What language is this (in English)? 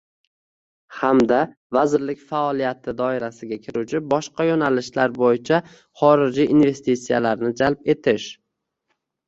Uzbek